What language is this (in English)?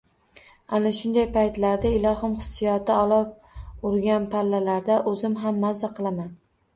Uzbek